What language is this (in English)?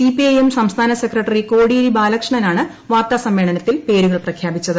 Malayalam